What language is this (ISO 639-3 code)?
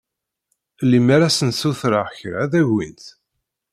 kab